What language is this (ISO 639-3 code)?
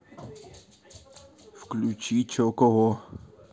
rus